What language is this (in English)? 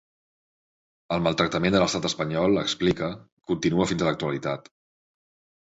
Catalan